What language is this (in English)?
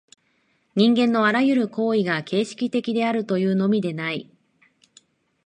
Japanese